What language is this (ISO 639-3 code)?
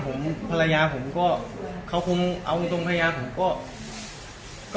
tha